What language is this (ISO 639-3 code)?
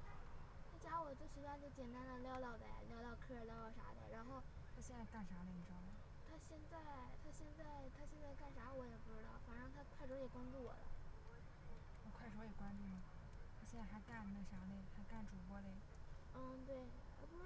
zho